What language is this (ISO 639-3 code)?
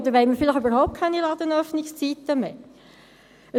gsw